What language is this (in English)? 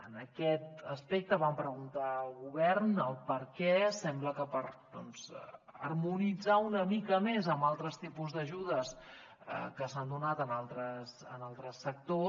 Catalan